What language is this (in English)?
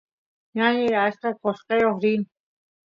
Santiago del Estero Quichua